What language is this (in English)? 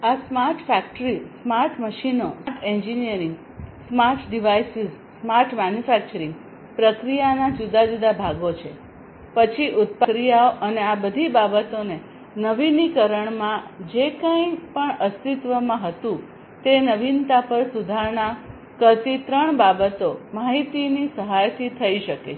Gujarati